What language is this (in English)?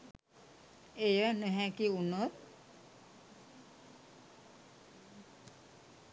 Sinhala